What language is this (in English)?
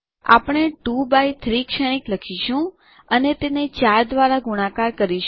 Gujarati